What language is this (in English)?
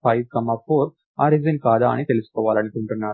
Telugu